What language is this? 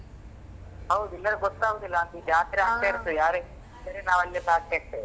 Kannada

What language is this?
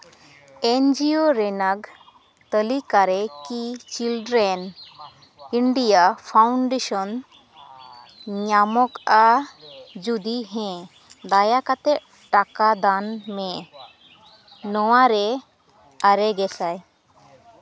Santali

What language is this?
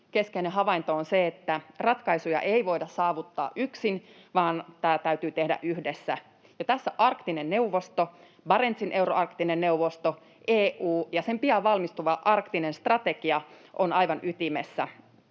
Finnish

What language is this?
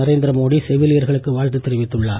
Tamil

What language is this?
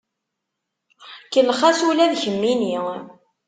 Kabyle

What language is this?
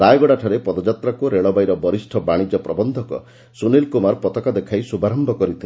Odia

